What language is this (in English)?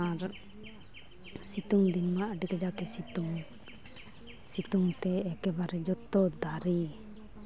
Santali